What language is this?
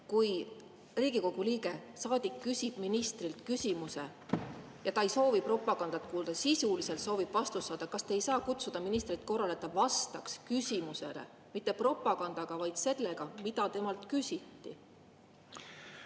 Estonian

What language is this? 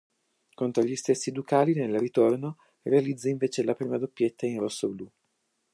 Italian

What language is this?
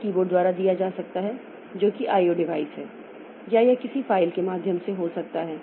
Hindi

